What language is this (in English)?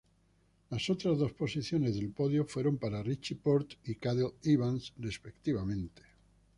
Spanish